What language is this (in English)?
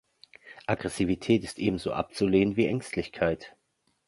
German